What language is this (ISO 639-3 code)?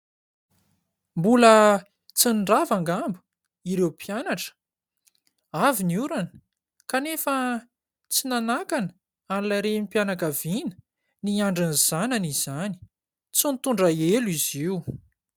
mlg